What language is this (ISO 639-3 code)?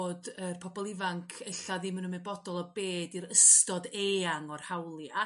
cym